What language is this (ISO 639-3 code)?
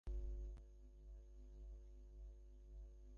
ben